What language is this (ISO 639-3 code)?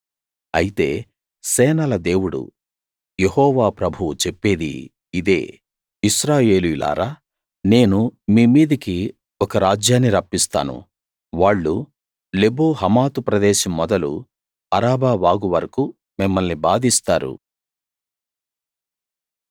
tel